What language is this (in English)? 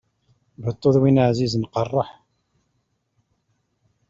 Kabyle